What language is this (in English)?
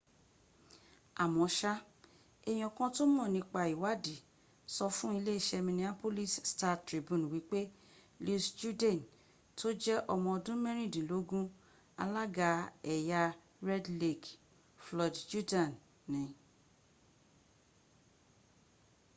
Yoruba